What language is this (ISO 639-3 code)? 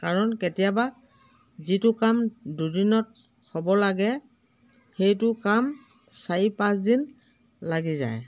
asm